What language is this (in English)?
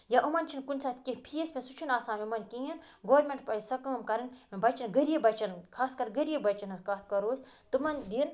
Kashmiri